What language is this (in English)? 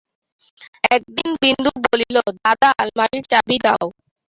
Bangla